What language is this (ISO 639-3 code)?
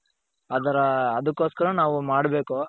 kan